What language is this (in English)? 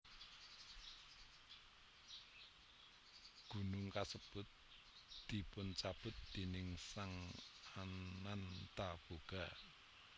Javanese